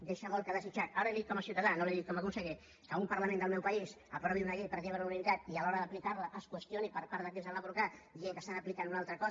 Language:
Catalan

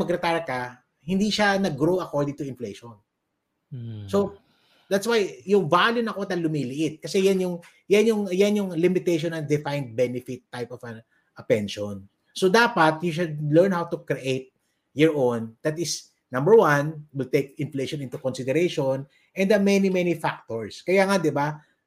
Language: Filipino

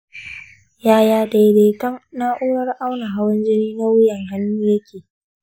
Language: Hausa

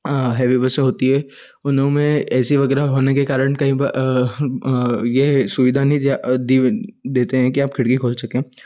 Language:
Hindi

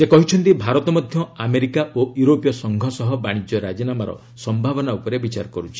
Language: Odia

